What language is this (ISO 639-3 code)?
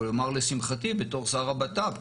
heb